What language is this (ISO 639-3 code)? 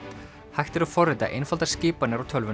isl